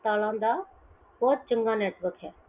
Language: Punjabi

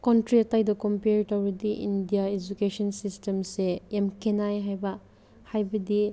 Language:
Manipuri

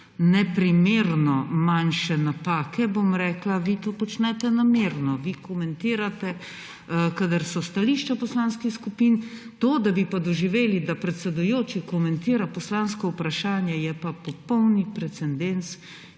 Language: Slovenian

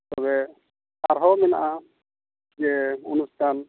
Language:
Santali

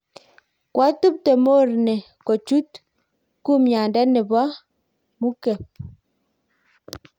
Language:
Kalenjin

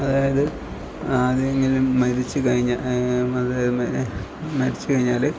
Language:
Malayalam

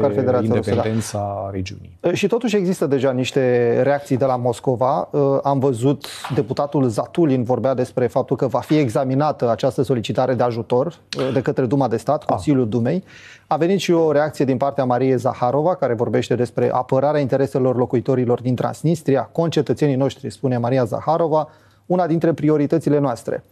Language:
Romanian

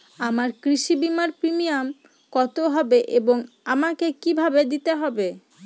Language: Bangla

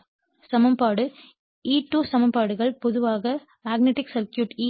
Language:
Tamil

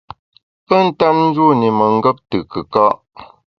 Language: Bamun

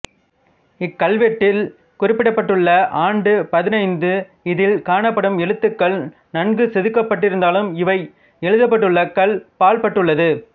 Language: Tamil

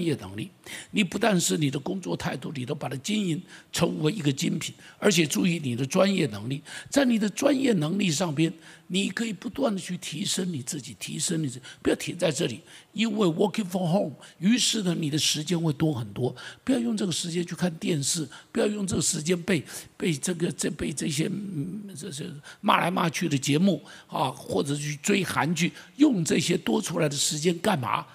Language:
Chinese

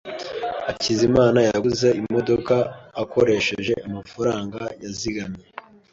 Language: Kinyarwanda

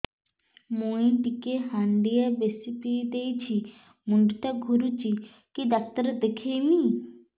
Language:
Odia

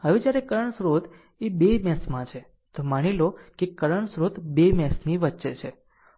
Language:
Gujarati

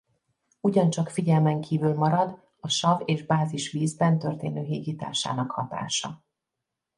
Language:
Hungarian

